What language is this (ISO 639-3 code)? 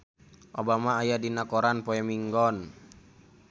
sun